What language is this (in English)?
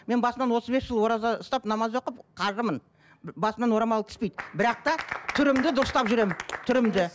Kazakh